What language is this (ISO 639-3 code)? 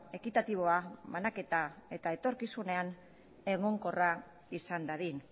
eus